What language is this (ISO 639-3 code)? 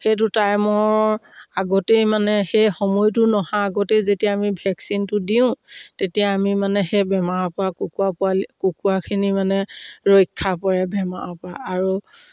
asm